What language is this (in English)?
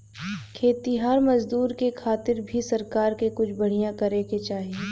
Bhojpuri